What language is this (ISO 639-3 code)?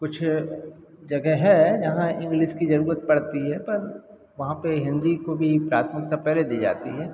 hin